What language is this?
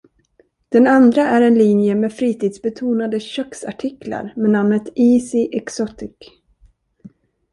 Swedish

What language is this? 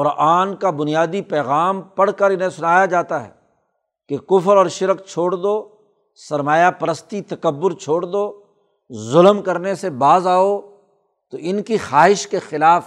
Urdu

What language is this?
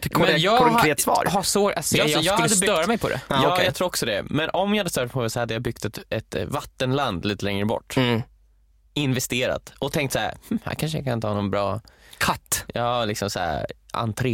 Swedish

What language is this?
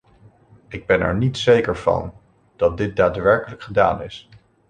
Dutch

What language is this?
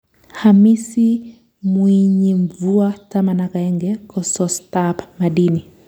Kalenjin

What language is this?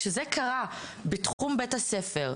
Hebrew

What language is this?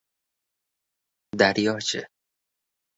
Uzbek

